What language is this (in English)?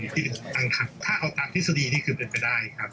Thai